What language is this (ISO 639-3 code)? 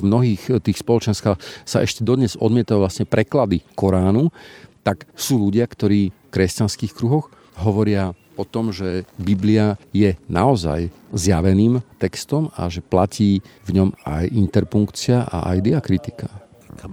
slk